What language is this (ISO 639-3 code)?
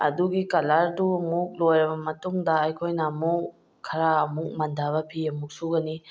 mni